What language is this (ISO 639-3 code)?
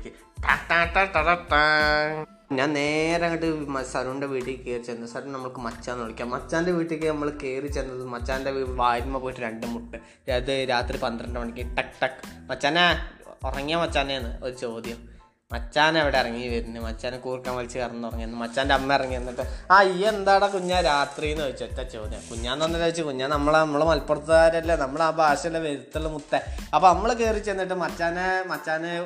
mal